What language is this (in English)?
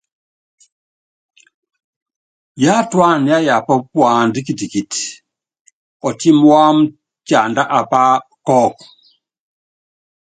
Yangben